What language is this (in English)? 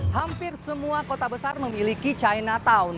Indonesian